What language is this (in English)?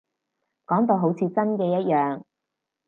Cantonese